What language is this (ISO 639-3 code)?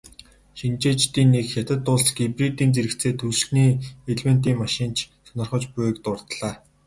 mon